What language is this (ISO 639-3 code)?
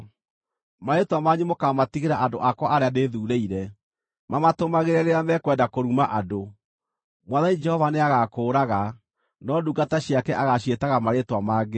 kik